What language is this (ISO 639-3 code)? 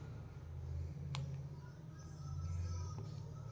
kan